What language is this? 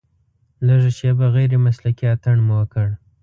Pashto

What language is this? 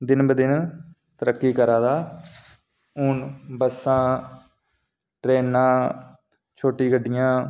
Dogri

